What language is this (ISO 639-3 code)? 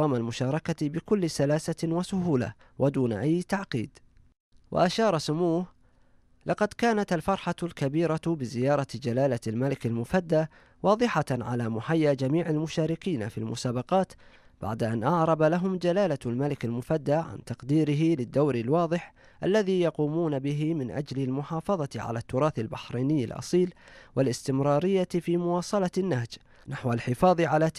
ara